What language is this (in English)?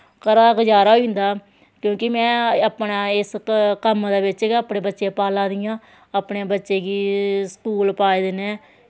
Dogri